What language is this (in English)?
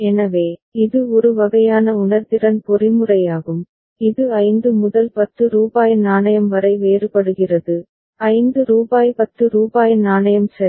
Tamil